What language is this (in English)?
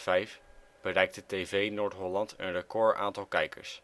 Dutch